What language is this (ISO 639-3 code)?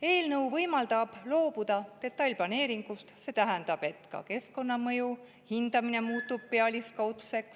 est